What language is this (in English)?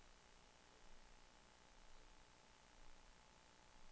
Danish